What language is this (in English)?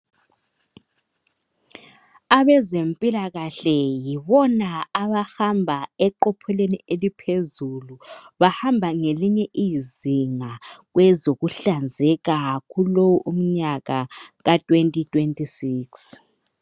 North Ndebele